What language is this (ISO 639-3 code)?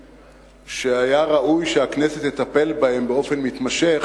heb